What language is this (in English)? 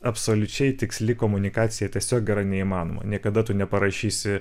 Lithuanian